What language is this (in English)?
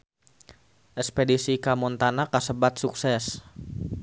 Sundanese